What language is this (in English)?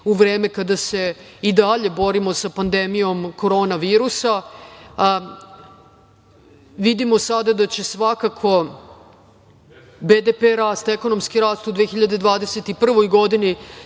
Serbian